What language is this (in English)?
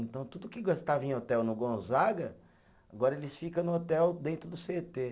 Portuguese